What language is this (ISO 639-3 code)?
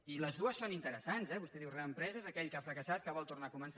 cat